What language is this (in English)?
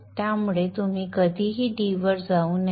Marathi